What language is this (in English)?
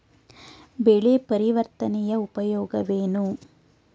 Kannada